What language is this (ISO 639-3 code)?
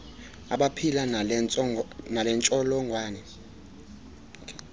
xho